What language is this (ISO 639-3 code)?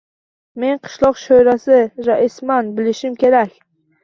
uzb